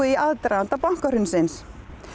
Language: Icelandic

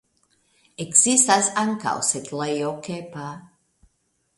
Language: Esperanto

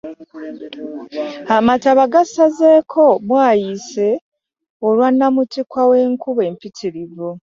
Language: Ganda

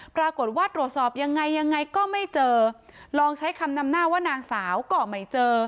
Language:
Thai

